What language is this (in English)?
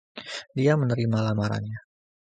Indonesian